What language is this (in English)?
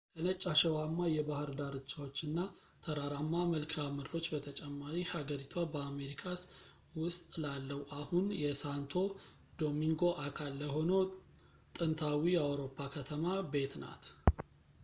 Amharic